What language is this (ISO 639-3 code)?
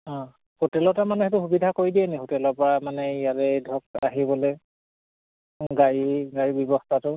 asm